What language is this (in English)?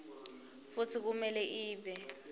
Swati